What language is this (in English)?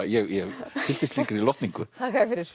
Icelandic